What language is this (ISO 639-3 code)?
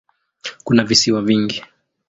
swa